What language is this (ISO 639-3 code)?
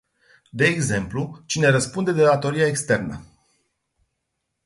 ron